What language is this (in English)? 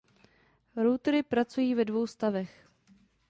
Czech